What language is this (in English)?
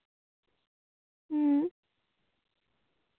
Santali